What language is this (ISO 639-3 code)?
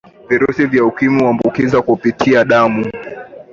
swa